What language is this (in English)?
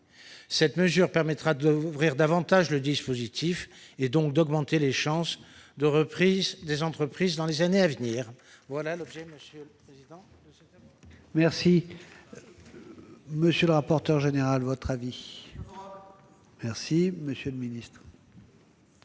French